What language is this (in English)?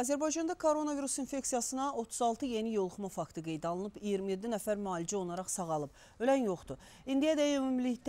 Turkish